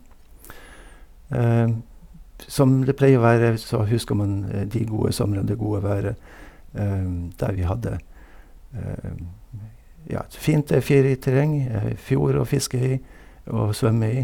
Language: Norwegian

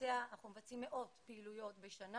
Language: Hebrew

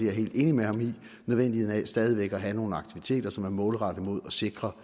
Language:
Danish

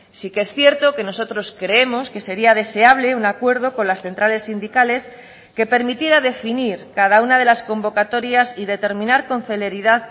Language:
Spanish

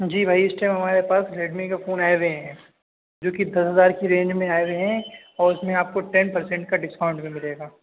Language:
Urdu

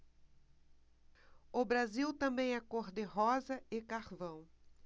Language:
Portuguese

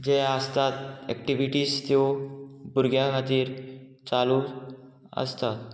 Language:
Konkani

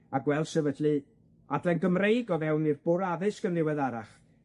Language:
Welsh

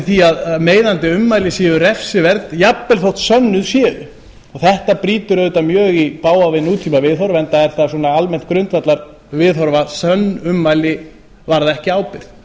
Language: Icelandic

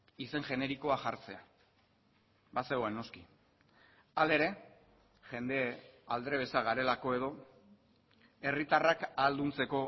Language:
Basque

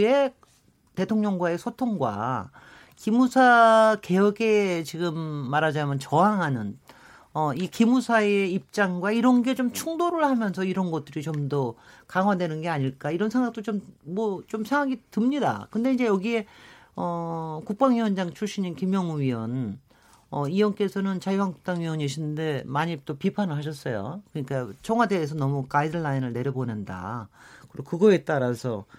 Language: Korean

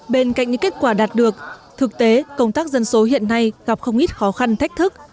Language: Vietnamese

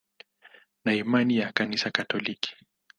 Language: Swahili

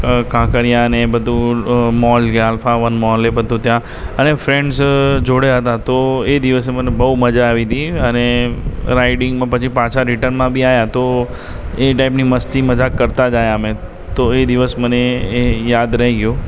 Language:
Gujarati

